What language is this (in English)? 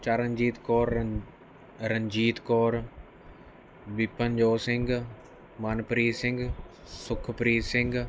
Punjabi